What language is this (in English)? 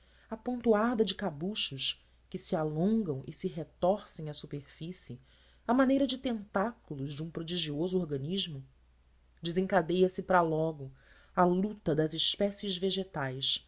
Portuguese